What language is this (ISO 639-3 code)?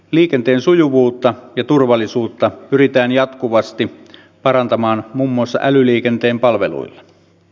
fin